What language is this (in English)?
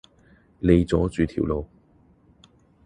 Cantonese